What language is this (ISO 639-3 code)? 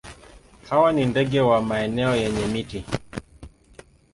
swa